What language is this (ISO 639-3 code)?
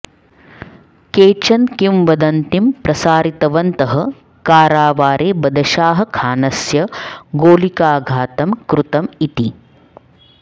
san